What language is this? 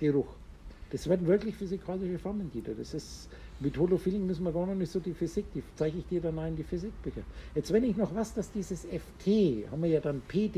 German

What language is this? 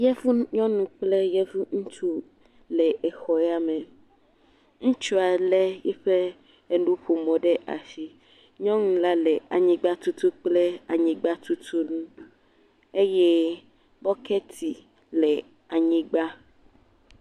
Ewe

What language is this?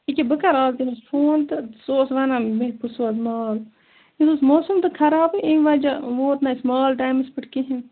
Kashmiri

